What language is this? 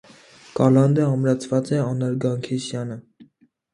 Armenian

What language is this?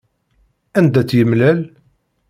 Kabyle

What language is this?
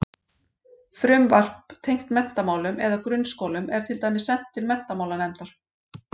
Icelandic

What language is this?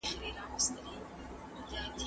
Pashto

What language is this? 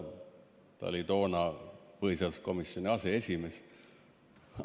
Estonian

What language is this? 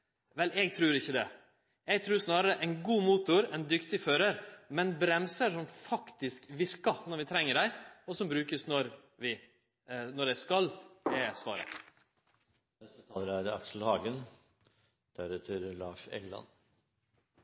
Norwegian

